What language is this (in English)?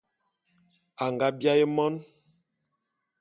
Bulu